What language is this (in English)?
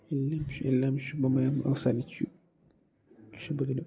Malayalam